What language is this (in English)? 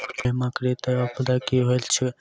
Maithili